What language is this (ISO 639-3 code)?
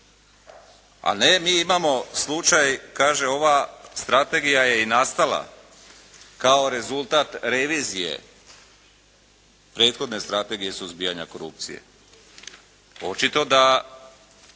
hrv